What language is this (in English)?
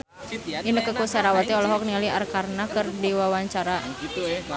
Sundanese